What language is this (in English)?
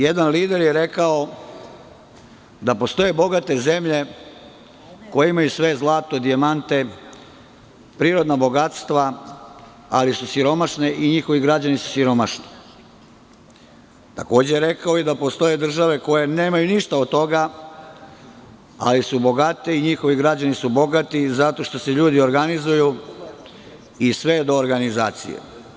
Serbian